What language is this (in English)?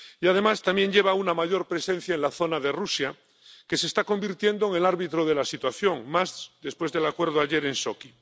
Spanish